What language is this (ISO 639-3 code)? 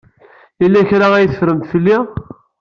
kab